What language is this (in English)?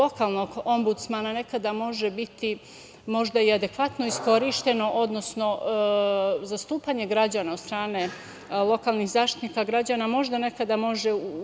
Serbian